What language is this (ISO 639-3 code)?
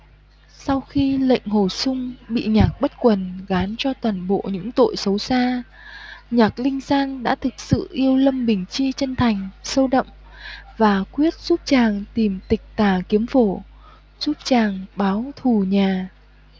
vie